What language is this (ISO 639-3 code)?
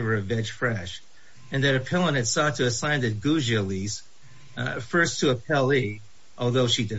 eng